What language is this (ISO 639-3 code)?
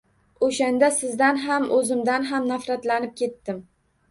uzb